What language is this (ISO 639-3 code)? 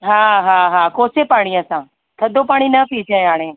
snd